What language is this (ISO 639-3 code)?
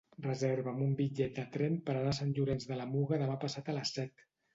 cat